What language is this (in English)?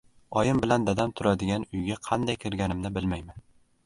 Uzbek